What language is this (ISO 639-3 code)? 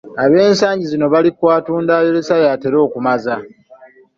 lug